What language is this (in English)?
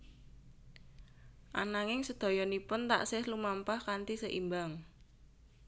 Javanese